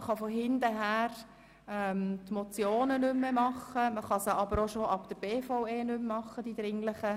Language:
Swiss German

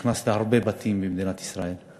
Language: Hebrew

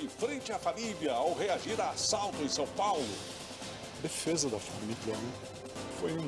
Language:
Portuguese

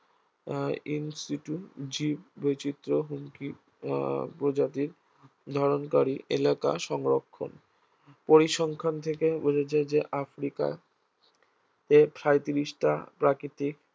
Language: Bangla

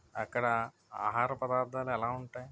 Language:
Telugu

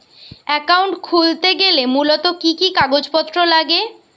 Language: Bangla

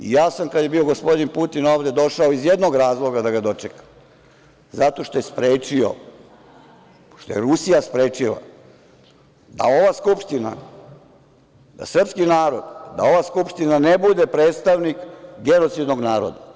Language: Serbian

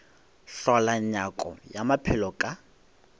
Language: Northern Sotho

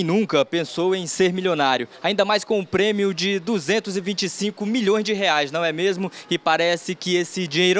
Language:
Portuguese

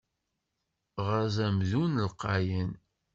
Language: Kabyle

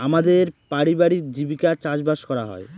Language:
Bangla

